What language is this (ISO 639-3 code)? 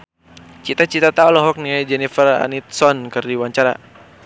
sun